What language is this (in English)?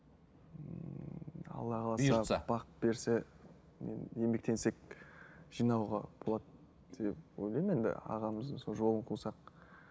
Kazakh